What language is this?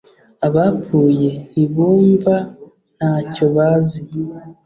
Kinyarwanda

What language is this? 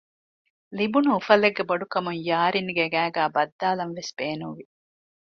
Divehi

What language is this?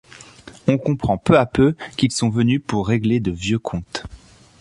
French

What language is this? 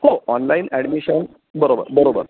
Marathi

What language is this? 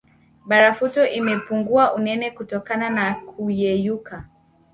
Swahili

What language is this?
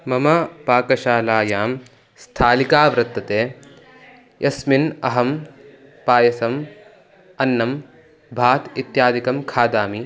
Sanskrit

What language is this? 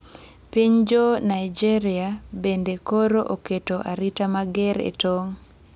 Luo (Kenya and Tanzania)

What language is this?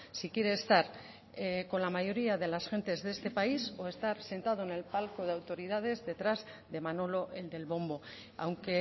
Spanish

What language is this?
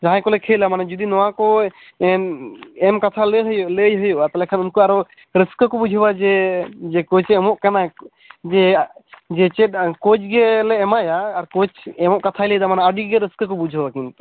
Santali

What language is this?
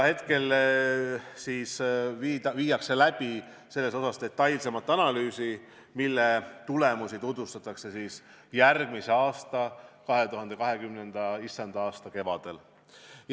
Estonian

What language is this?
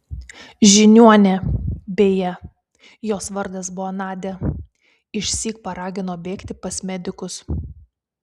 Lithuanian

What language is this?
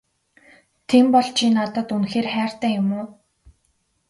Mongolian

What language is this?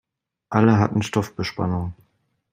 German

